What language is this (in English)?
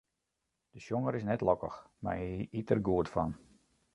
Western Frisian